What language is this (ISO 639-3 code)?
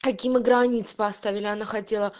rus